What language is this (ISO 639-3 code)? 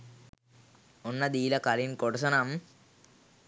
sin